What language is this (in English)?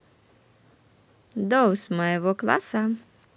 Russian